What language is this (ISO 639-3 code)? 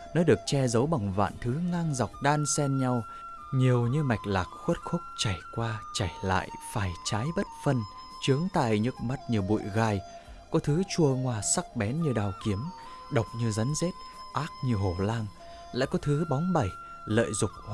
vie